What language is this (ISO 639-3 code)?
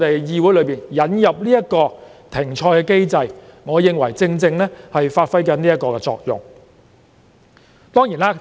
yue